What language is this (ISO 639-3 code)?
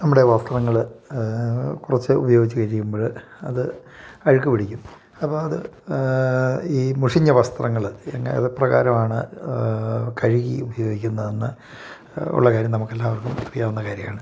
mal